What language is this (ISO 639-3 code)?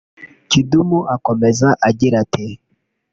kin